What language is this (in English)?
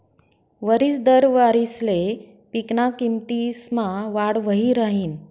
Marathi